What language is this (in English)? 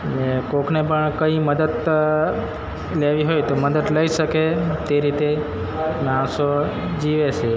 Gujarati